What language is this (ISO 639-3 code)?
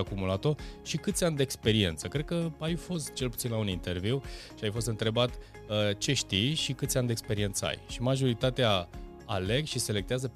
ron